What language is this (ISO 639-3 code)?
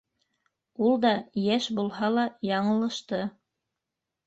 bak